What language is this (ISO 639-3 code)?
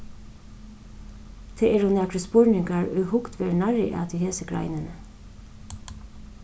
fao